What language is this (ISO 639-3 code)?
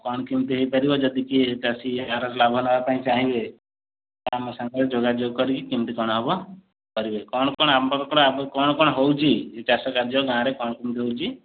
ori